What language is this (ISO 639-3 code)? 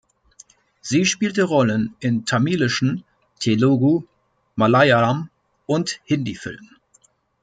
deu